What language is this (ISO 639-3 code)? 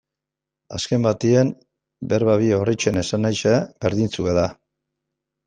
eus